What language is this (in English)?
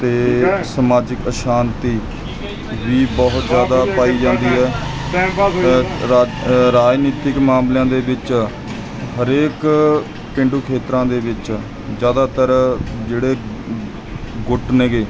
Punjabi